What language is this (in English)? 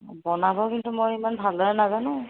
Assamese